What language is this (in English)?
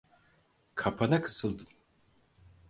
Turkish